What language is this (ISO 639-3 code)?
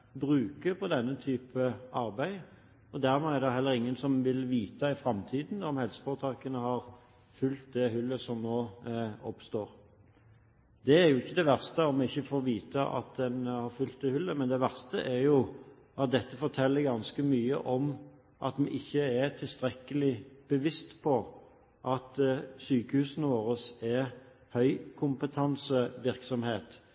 nob